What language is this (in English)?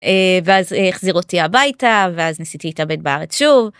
Hebrew